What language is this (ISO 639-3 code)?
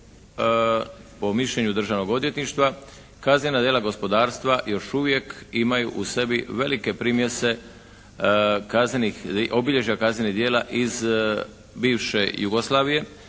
hrv